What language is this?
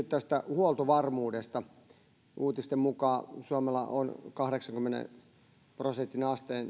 Finnish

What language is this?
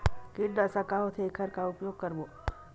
Chhattisgarhi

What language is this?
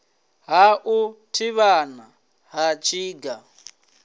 Venda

